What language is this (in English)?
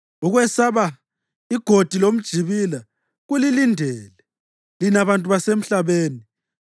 North Ndebele